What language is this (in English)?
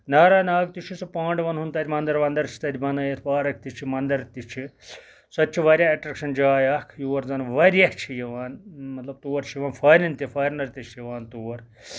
Kashmiri